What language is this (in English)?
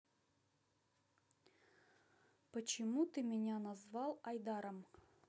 Russian